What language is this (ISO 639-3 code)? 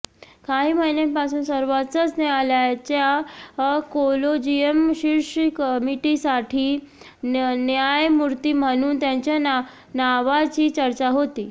mar